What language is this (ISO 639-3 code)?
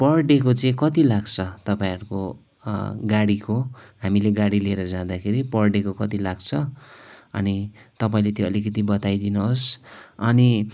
nep